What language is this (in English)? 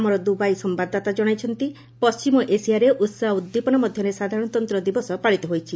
Odia